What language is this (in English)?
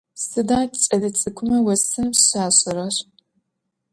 Adyghe